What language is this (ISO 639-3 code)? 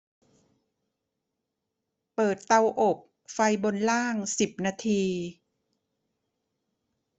tha